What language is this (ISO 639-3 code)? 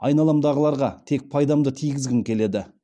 kaz